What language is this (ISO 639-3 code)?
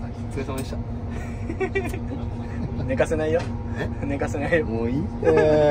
jpn